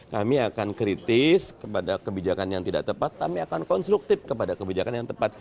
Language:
Indonesian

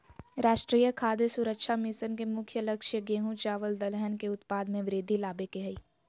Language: Magahi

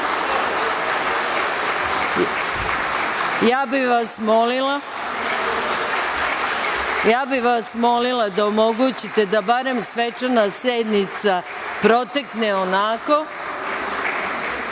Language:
Serbian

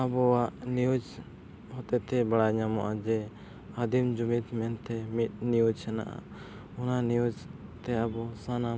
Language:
Santali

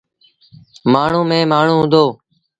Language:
Sindhi Bhil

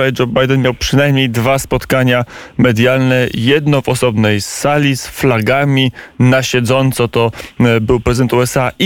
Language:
Polish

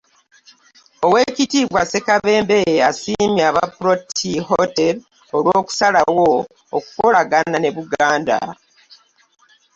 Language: Ganda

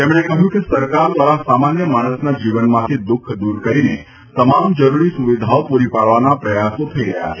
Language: Gujarati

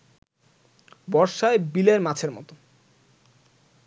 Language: Bangla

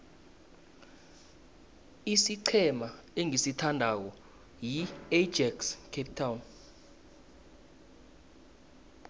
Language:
South Ndebele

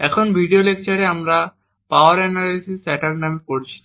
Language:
Bangla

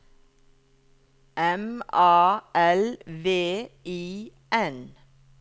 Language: Norwegian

